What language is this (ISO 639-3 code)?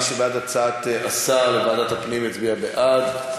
heb